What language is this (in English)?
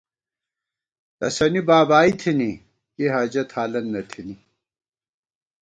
Gawar-Bati